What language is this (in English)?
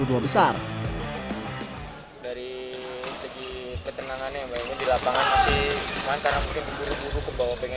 Indonesian